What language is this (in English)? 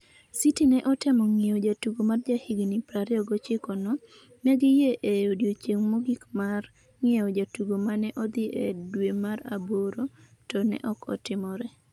Luo (Kenya and Tanzania)